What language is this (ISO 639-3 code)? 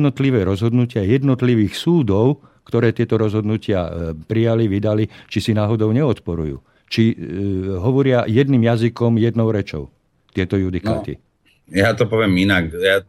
slk